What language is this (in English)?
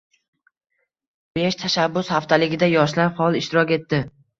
Uzbek